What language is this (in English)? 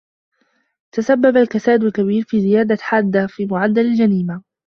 Arabic